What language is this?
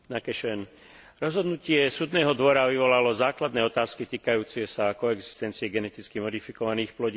Slovak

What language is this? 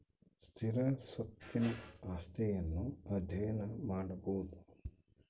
Kannada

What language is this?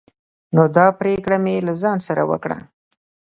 Pashto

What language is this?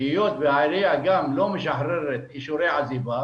Hebrew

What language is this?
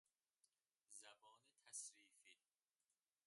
Persian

